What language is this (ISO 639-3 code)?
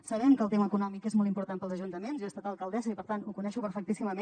cat